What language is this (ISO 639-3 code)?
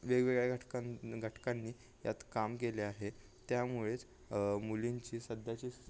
mar